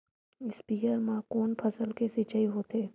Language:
Chhattisgarhi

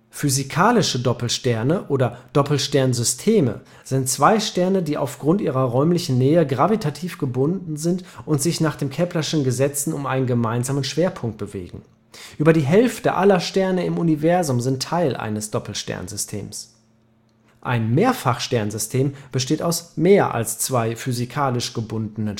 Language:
German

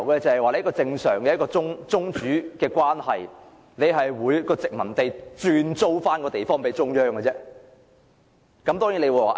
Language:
Cantonese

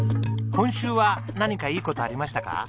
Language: Japanese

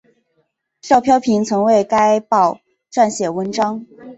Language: Chinese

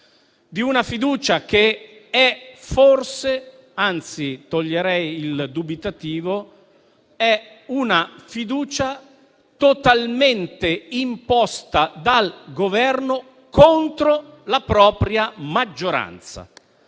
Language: Italian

